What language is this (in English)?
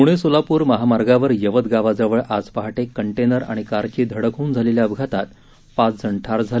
Marathi